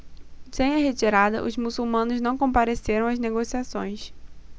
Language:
Portuguese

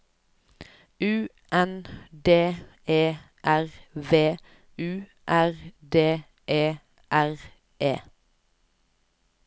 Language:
Norwegian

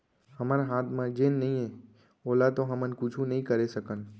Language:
Chhattisgarhi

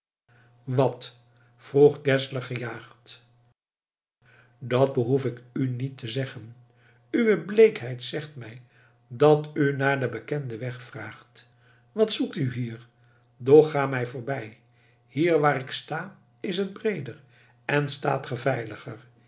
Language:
Dutch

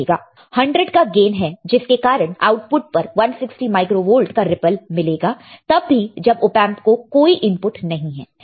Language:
Hindi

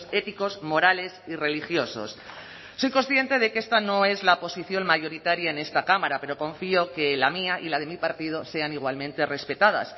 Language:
Spanish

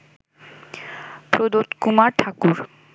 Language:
Bangla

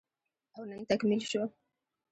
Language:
Pashto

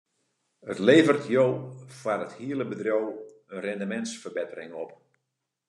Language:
Western Frisian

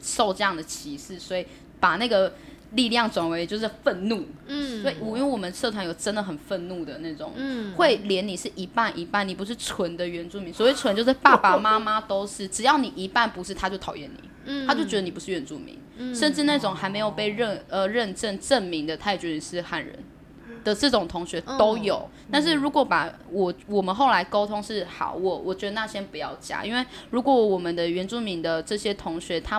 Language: Chinese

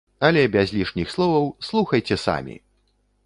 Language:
Belarusian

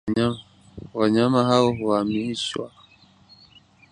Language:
Swahili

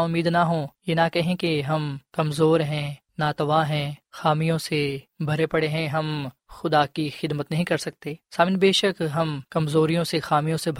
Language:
Urdu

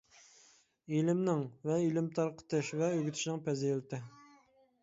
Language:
Uyghur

